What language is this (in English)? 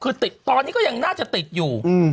Thai